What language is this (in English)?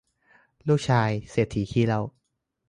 Thai